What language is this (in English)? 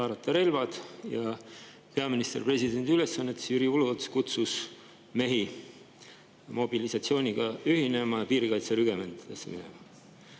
Estonian